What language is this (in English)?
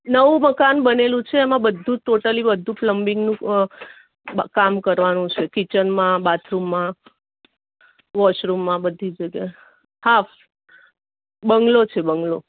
Gujarati